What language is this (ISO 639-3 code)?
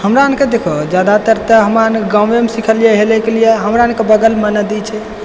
mai